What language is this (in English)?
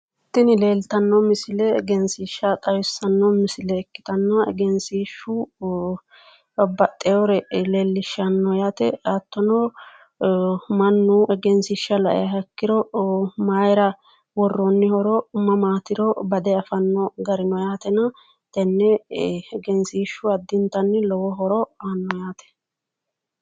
Sidamo